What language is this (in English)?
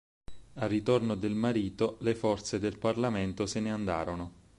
Italian